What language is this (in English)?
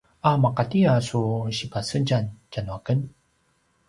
Paiwan